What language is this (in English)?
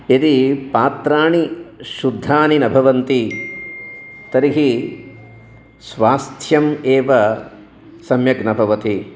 Sanskrit